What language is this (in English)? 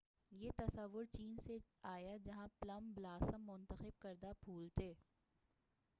Urdu